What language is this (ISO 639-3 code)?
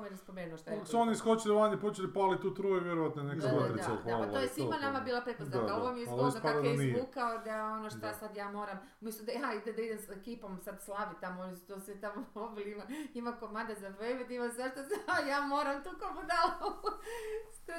hrv